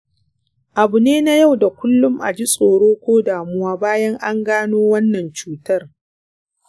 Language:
Hausa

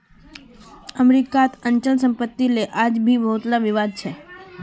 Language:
Magahi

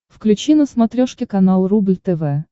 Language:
Russian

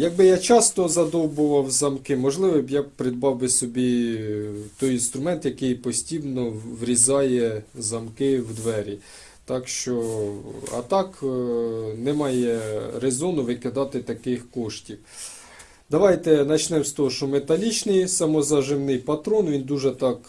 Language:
Ukrainian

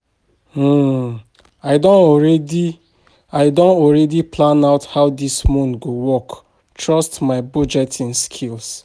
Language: Nigerian Pidgin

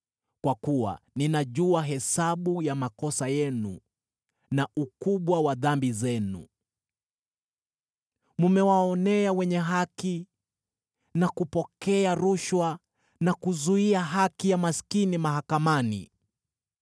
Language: Swahili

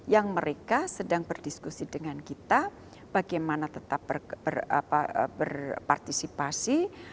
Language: Indonesian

